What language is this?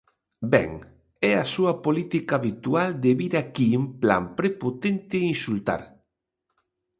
Galician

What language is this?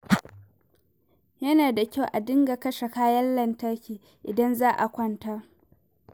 Hausa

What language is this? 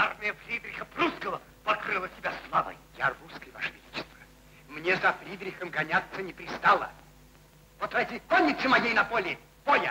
Russian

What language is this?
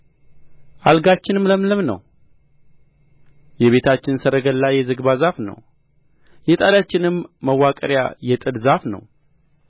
Amharic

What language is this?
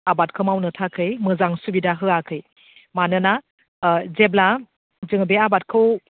Bodo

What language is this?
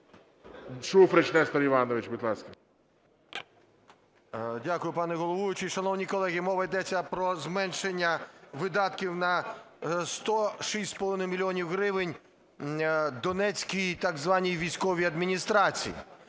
Ukrainian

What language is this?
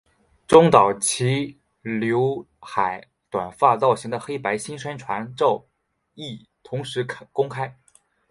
Chinese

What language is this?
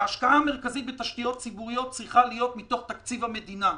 Hebrew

